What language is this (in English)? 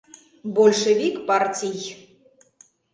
Mari